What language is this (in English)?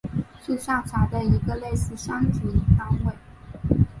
Chinese